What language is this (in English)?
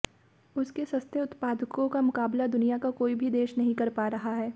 Hindi